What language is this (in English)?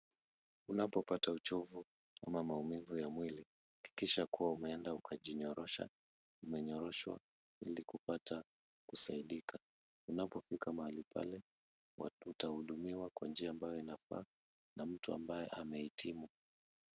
Swahili